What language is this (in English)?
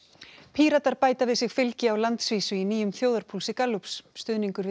Icelandic